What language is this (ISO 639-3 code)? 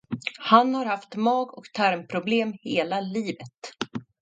swe